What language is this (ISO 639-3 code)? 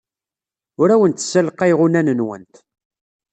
kab